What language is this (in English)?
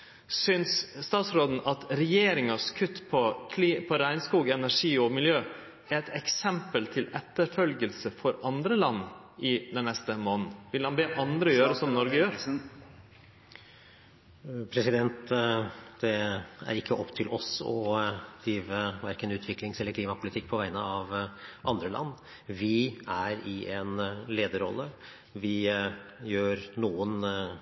Norwegian